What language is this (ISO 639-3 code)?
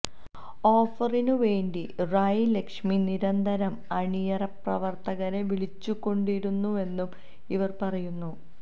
mal